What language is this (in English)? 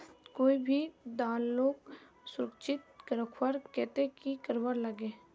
Magahi